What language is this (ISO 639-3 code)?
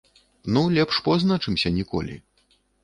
bel